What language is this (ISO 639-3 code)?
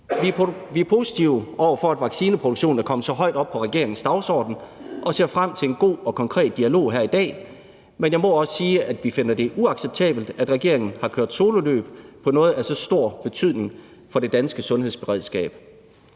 dan